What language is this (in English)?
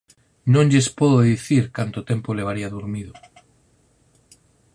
Galician